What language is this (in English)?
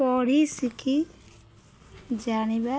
Odia